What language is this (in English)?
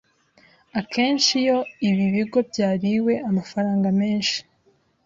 Kinyarwanda